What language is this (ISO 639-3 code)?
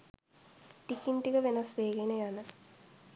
sin